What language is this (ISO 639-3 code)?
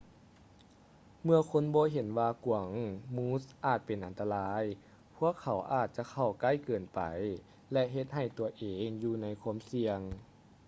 lao